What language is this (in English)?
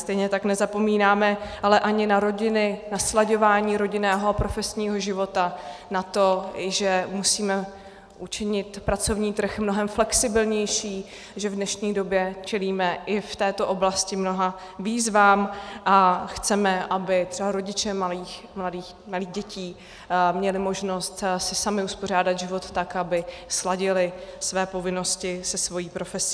Czech